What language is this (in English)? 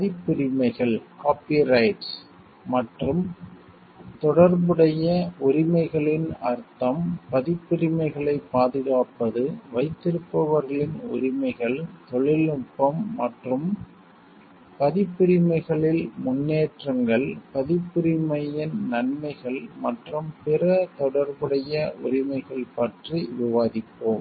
Tamil